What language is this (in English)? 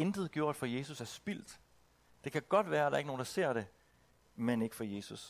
Danish